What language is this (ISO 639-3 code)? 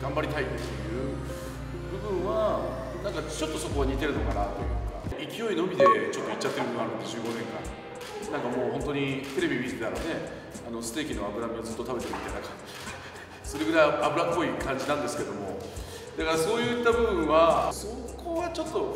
jpn